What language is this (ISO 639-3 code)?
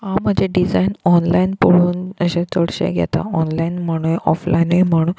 kok